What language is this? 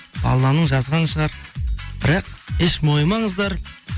Kazakh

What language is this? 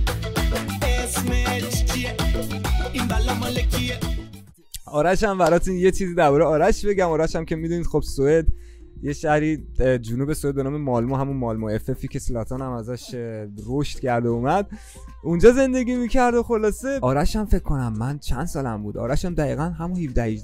Persian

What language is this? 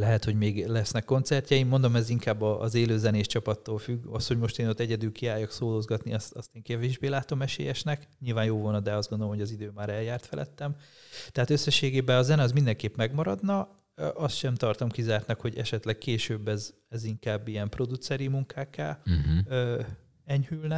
Hungarian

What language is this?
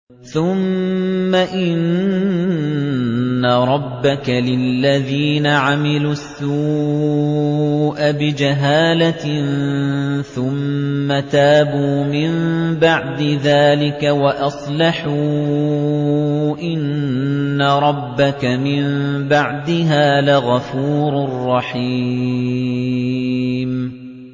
Arabic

